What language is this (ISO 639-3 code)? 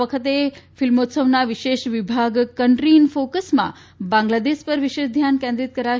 guj